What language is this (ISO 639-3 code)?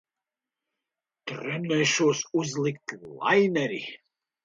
lav